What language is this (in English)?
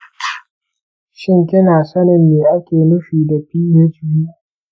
Hausa